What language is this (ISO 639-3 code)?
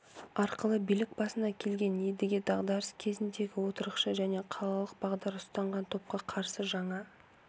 kaz